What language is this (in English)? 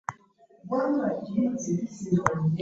Ganda